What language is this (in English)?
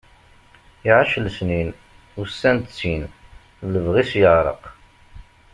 Kabyle